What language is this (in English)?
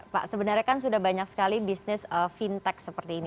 Indonesian